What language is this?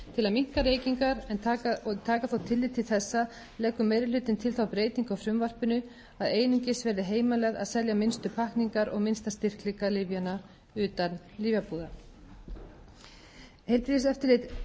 Icelandic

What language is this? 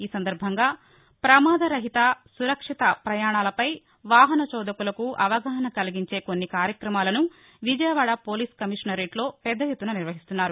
Telugu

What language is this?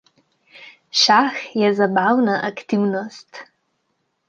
Slovenian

